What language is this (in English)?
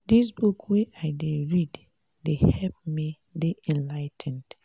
Nigerian Pidgin